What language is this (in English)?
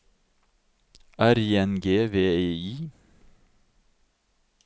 Norwegian